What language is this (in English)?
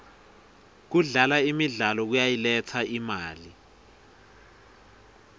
Swati